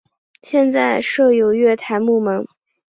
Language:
Chinese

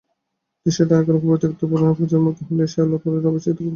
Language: Bangla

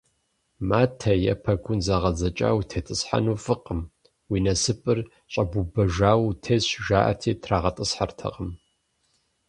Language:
Kabardian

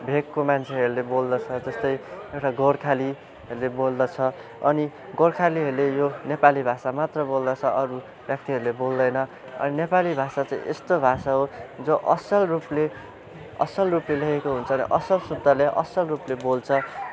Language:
Nepali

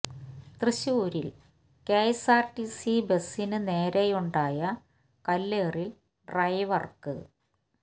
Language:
Malayalam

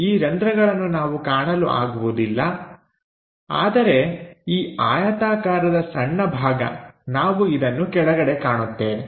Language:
Kannada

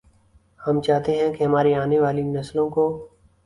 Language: Urdu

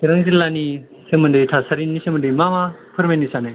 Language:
Bodo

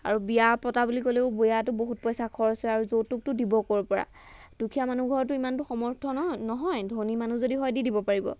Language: Assamese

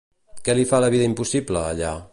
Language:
Catalan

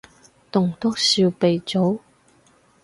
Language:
Cantonese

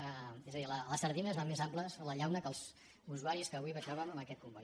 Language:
Catalan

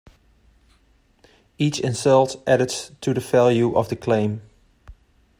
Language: English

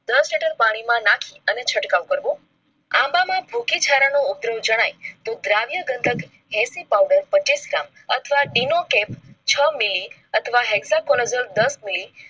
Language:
Gujarati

